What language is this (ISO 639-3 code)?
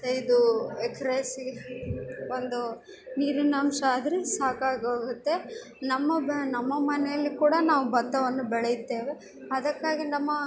kan